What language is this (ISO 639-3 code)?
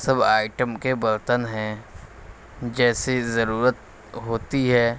urd